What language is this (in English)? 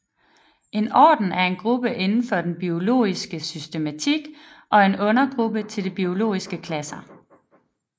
Danish